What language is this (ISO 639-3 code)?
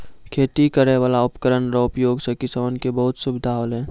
mai